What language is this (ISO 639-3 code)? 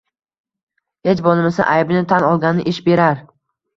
uzb